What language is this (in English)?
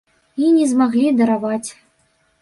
Belarusian